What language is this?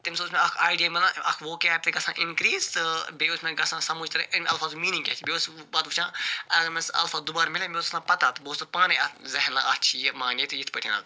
Kashmiri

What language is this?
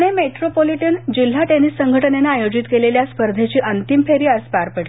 Marathi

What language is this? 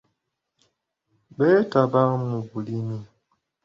Ganda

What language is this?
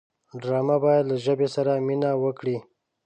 Pashto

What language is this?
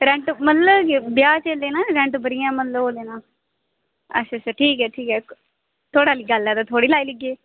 Dogri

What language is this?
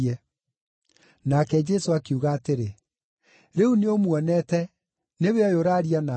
Kikuyu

